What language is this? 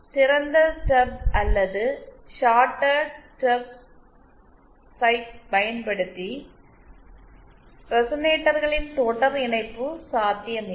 Tamil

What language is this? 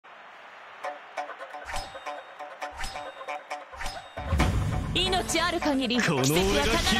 Japanese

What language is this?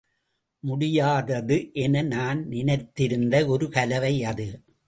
Tamil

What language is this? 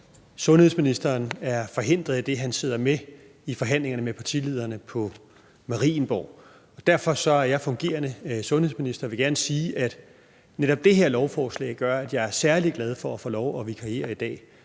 Danish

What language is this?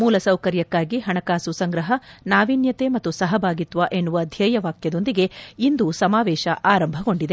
Kannada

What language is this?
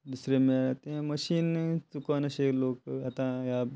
Konkani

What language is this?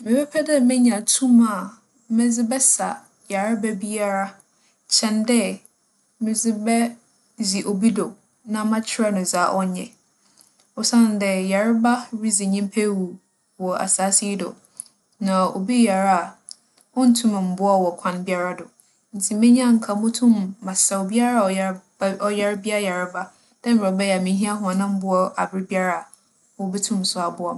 Akan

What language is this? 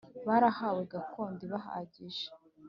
Kinyarwanda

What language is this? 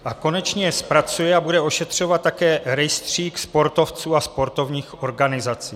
Czech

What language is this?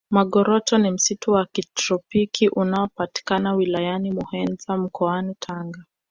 Swahili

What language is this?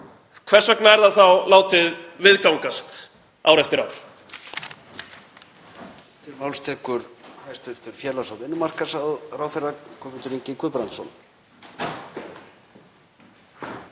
Icelandic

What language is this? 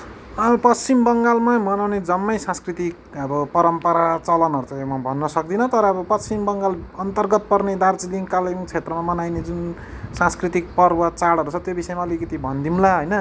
Nepali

